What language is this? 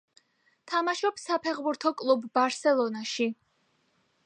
Georgian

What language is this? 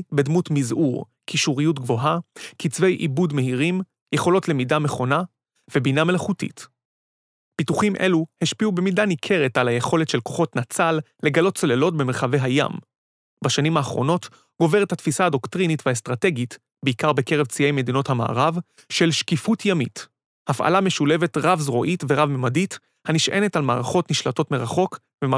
Hebrew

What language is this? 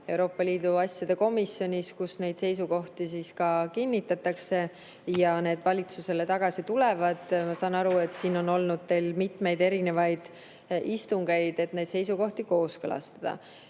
Estonian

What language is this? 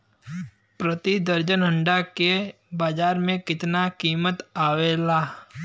Bhojpuri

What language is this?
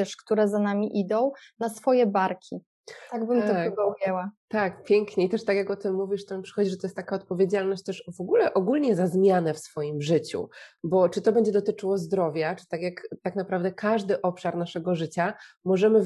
Polish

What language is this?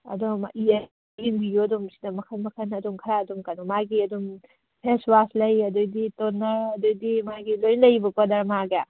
Manipuri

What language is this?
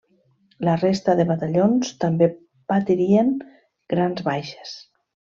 Catalan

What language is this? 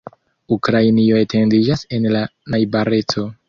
Esperanto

